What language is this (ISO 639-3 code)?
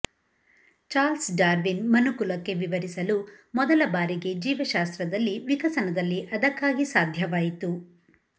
kan